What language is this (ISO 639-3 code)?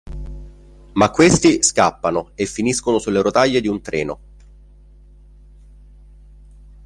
ita